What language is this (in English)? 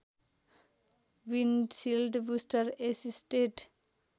Nepali